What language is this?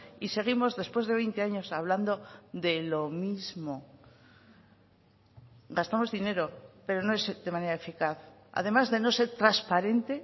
Spanish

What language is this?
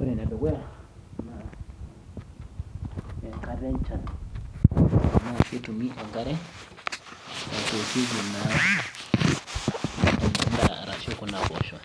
Masai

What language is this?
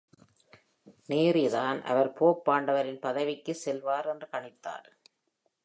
Tamil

